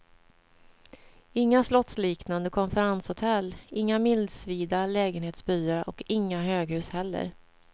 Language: Swedish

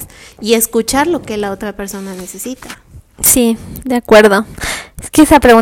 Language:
Spanish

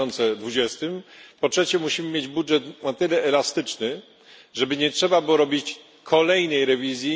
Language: Polish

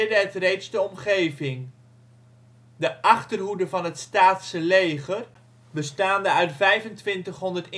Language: Dutch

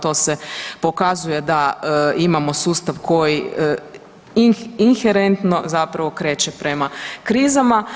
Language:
Croatian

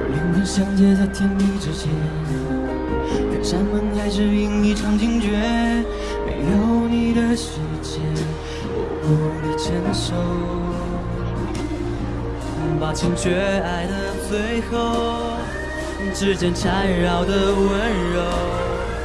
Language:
Chinese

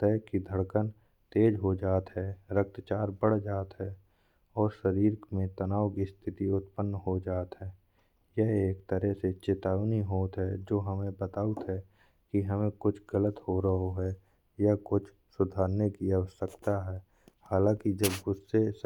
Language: Bundeli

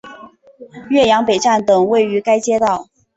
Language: Chinese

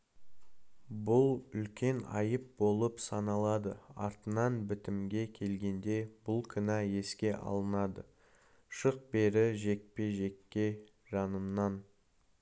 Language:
Kazakh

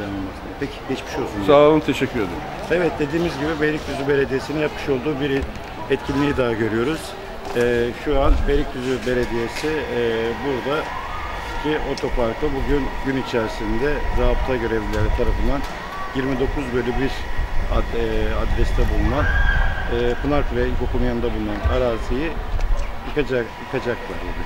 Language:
Turkish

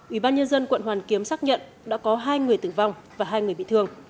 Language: Vietnamese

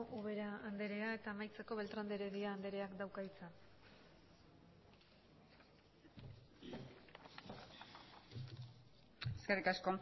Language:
Basque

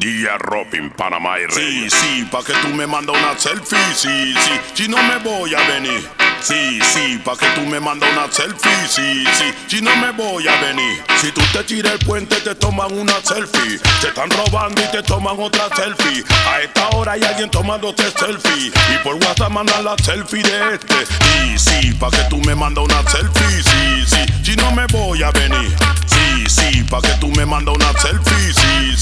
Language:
Italian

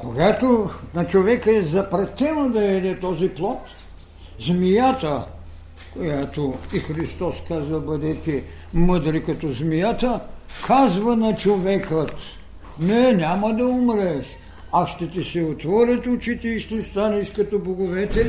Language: Bulgarian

